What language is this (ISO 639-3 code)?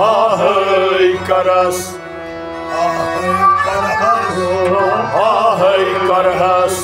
tur